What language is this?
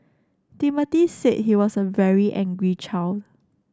English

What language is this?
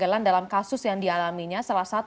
Indonesian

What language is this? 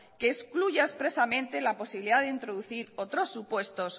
Spanish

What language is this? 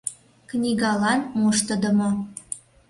Mari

